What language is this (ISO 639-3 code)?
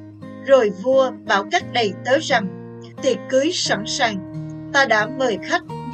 vie